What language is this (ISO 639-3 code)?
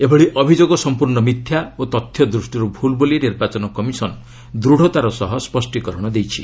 ori